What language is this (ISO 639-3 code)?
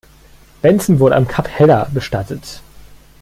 deu